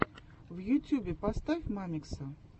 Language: Russian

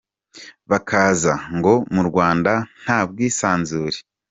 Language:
Kinyarwanda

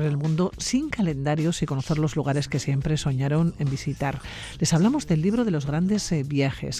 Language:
Spanish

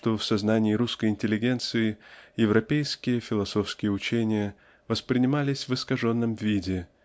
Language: Russian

